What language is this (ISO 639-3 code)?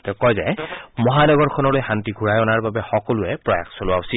asm